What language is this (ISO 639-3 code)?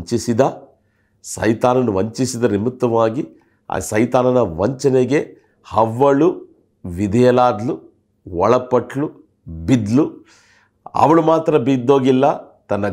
kan